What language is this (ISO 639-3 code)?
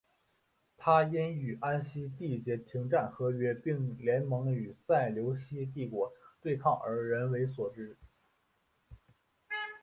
zho